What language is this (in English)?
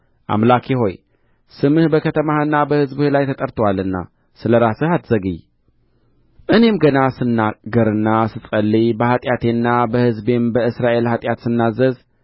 Amharic